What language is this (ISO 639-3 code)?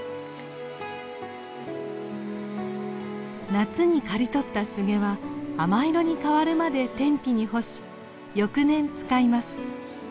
jpn